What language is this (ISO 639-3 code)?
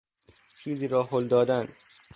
fas